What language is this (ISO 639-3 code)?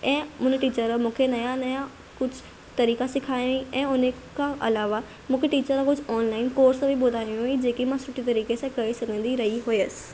snd